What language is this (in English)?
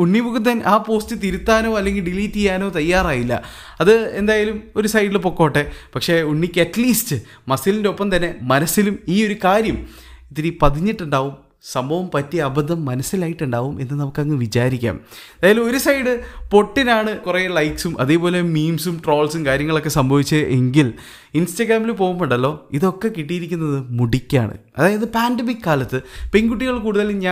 Malayalam